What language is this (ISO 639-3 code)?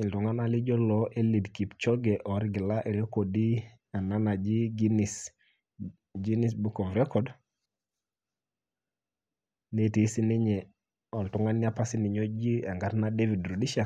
mas